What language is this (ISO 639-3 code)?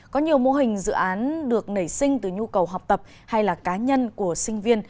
vie